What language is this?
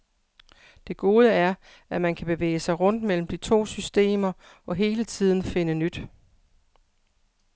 Danish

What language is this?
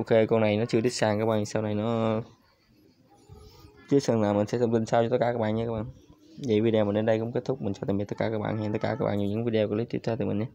Vietnamese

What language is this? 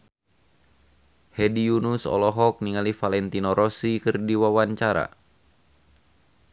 Sundanese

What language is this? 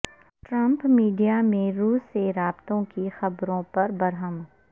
Urdu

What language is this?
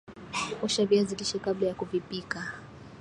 Swahili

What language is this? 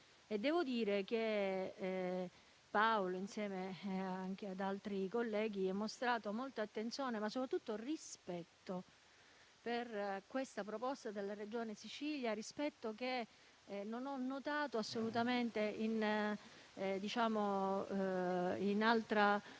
Italian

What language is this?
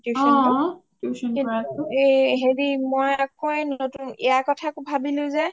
Assamese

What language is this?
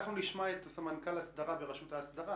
Hebrew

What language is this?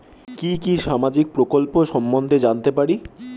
Bangla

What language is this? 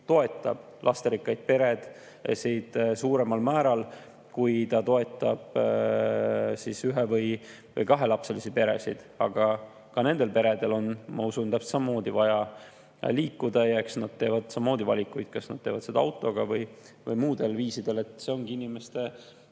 Estonian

